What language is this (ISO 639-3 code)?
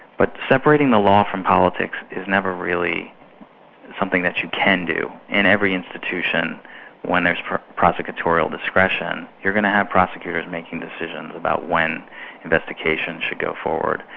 eng